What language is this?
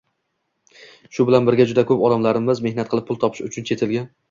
Uzbek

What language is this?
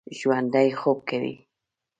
Pashto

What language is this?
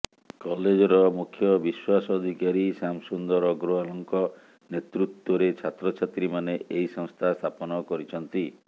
Odia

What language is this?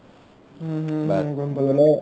Assamese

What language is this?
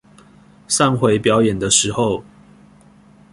Chinese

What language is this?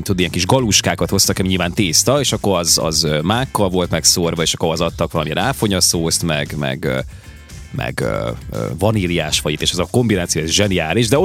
Hungarian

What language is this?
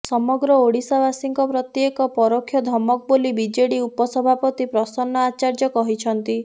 Odia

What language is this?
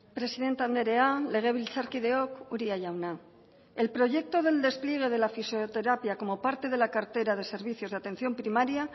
Spanish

